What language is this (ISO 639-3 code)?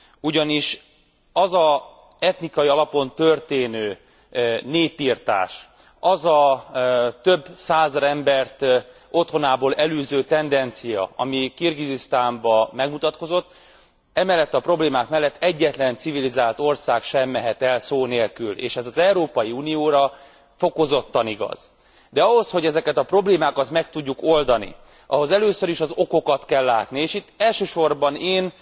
hun